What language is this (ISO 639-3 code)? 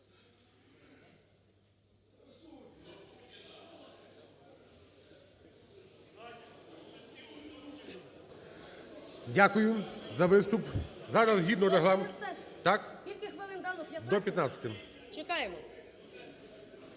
ukr